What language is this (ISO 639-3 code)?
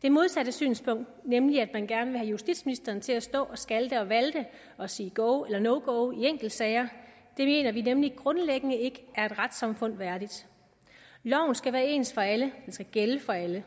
dan